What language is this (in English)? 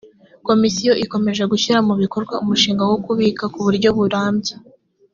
Kinyarwanda